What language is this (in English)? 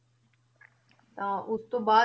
Punjabi